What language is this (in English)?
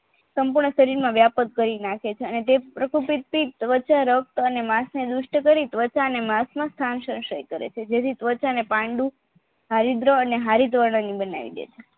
Gujarati